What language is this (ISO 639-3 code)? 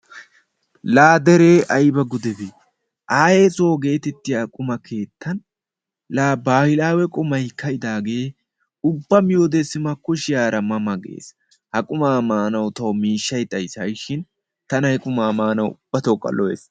wal